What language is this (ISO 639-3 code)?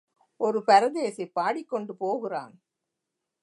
tam